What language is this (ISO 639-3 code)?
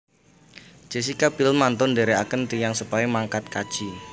jav